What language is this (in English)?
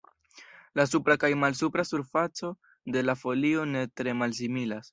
Esperanto